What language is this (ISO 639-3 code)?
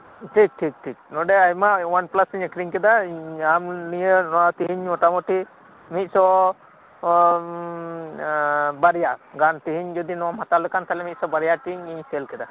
sat